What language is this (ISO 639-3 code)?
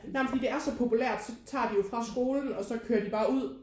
dan